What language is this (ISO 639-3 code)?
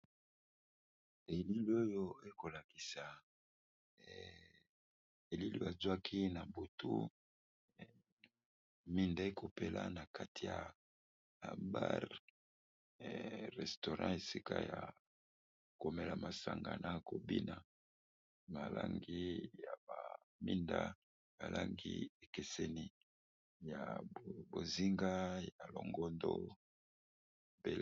lin